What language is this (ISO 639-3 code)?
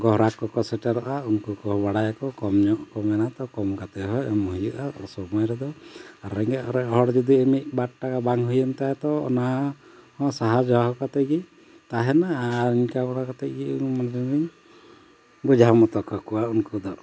sat